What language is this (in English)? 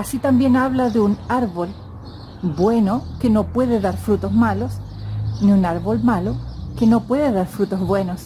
Spanish